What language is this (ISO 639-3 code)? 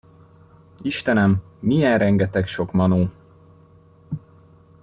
hun